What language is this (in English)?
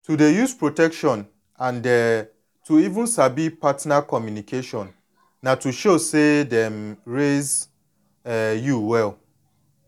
Nigerian Pidgin